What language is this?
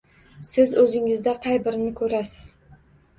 Uzbek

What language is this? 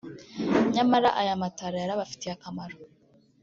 Kinyarwanda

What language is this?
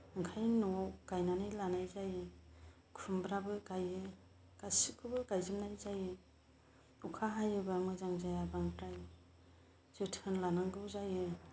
Bodo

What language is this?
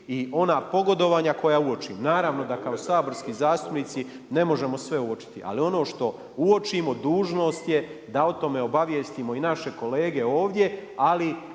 Croatian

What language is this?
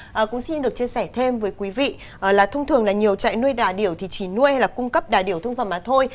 Vietnamese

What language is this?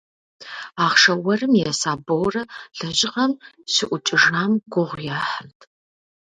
Kabardian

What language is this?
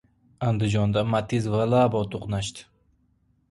Uzbek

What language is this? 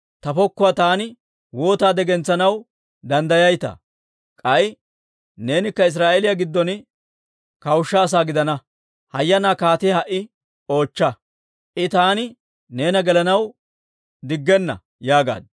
Dawro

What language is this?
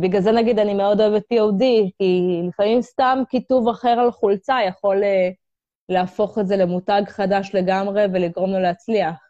Hebrew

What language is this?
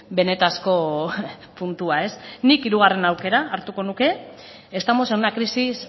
Basque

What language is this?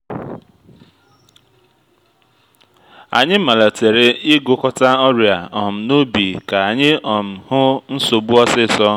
Igbo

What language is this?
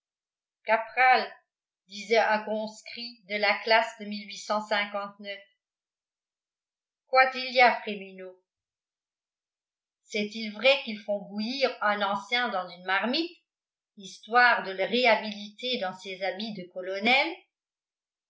French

